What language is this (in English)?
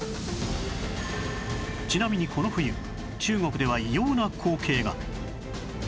Japanese